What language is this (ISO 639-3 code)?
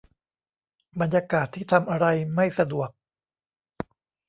tha